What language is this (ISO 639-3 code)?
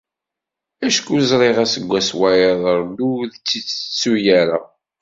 kab